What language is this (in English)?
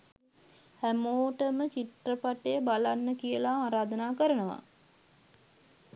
Sinhala